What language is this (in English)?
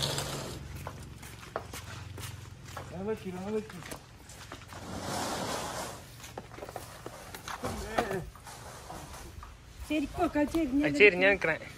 English